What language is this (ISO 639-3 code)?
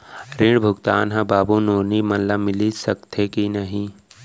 hne